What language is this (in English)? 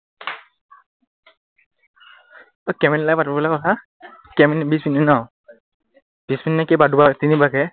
Assamese